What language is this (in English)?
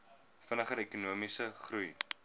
Afrikaans